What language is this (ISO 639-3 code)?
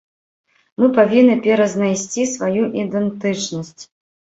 bel